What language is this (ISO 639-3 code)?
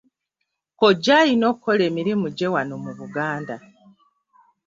lug